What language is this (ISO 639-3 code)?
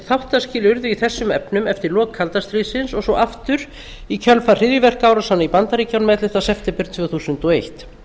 isl